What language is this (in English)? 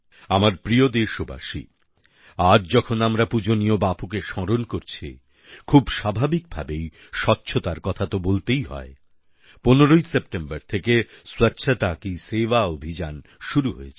Bangla